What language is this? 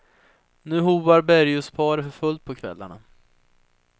Swedish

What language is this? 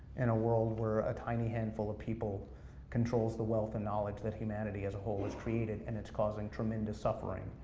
English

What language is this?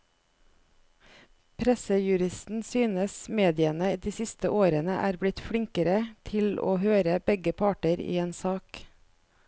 Norwegian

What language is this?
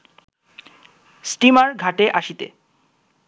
Bangla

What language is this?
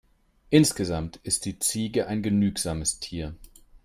German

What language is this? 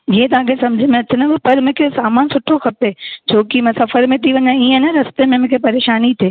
Sindhi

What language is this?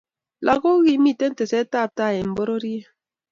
Kalenjin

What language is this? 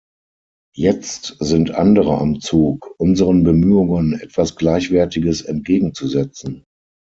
German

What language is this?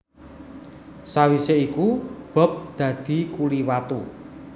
Javanese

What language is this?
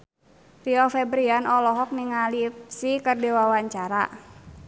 Sundanese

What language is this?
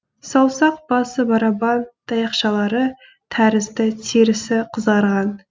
Kazakh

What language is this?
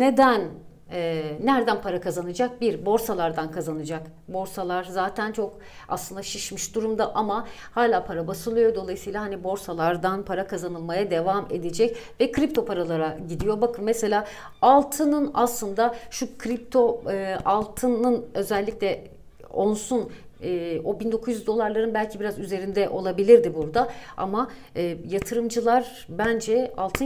Turkish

